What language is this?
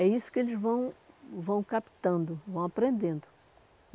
Portuguese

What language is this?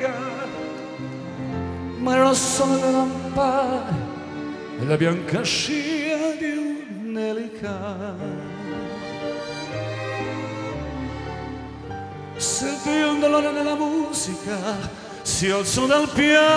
Croatian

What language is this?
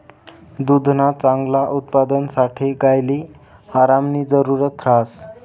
Marathi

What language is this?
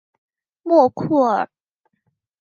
Chinese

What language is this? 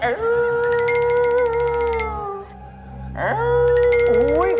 Thai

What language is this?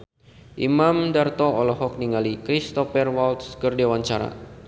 Sundanese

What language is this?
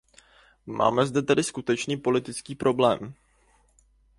Czech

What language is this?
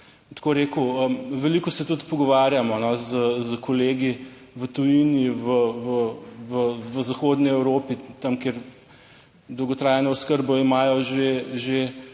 Slovenian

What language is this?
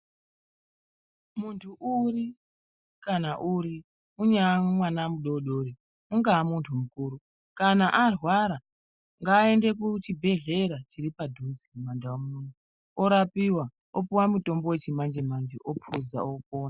Ndau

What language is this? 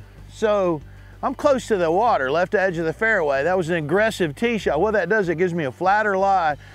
English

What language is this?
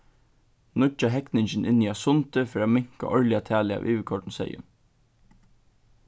Faroese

